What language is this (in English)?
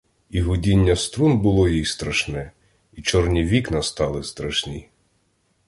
Ukrainian